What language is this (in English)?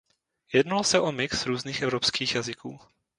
Czech